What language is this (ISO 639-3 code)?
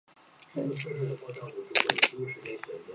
zho